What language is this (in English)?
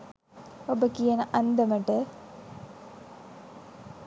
Sinhala